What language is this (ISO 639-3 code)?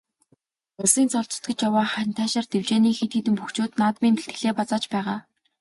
mon